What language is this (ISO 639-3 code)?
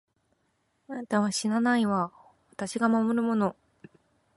jpn